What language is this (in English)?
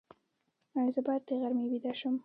Pashto